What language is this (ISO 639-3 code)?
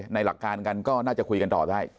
tha